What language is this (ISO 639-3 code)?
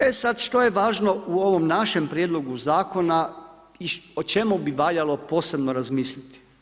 hrv